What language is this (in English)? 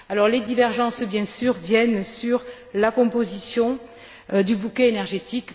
French